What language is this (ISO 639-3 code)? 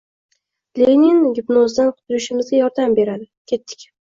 uzb